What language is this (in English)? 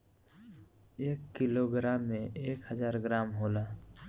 Bhojpuri